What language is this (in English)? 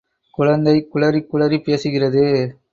Tamil